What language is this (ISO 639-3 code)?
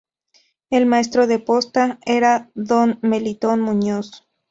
spa